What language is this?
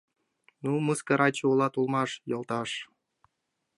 Mari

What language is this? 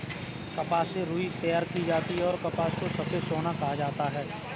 Hindi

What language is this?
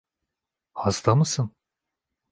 Turkish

